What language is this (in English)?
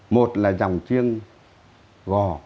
Vietnamese